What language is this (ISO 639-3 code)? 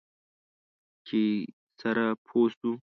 pus